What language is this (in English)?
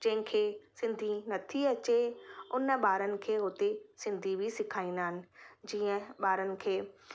Sindhi